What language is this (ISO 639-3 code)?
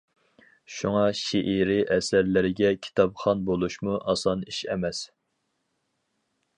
uig